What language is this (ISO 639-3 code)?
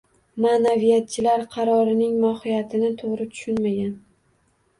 uzb